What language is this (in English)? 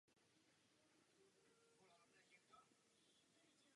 Czech